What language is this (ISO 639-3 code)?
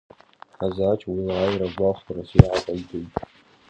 abk